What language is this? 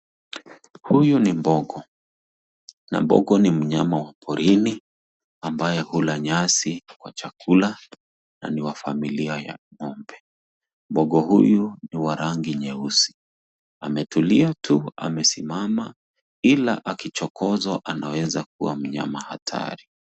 Swahili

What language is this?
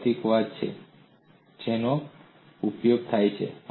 Gujarati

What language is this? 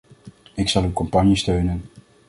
Dutch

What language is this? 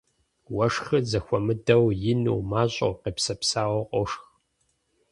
Kabardian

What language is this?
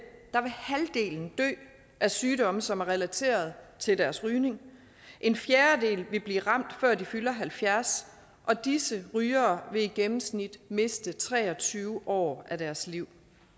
Danish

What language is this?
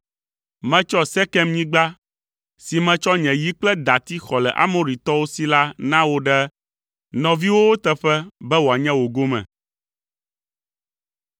Ewe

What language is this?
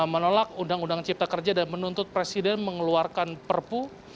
Indonesian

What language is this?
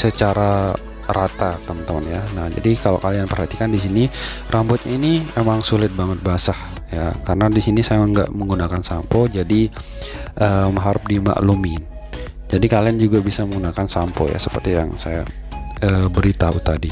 Indonesian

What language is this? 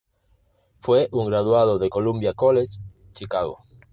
Spanish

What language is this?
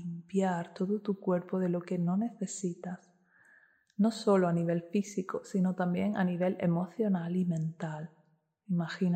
Spanish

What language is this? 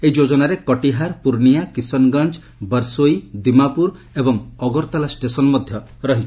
Odia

